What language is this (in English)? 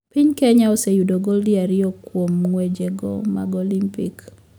Luo (Kenya and Tanzania)